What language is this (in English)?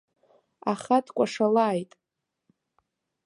Abkhazian